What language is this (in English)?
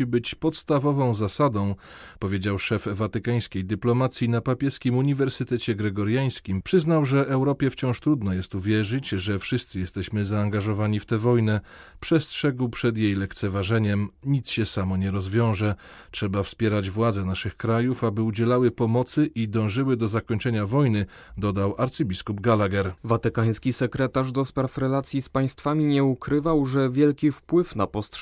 Polish